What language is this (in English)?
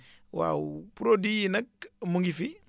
Wolof